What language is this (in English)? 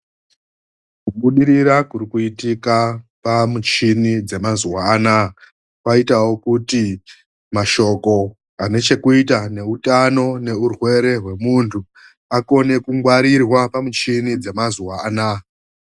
Ndau